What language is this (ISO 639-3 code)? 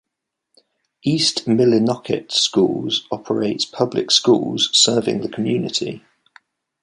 eng